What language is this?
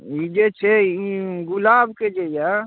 Maithili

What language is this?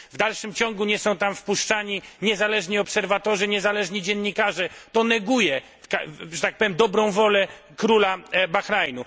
Polish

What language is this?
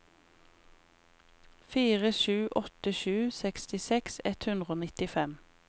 Norwegian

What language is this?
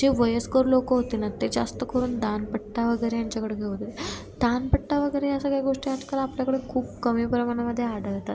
Marathi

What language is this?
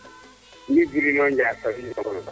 Serer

